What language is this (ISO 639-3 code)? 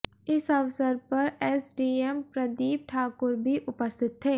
hin